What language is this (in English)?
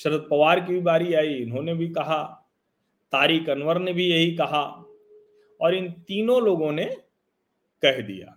Hindi